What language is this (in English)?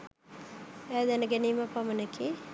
Sinhala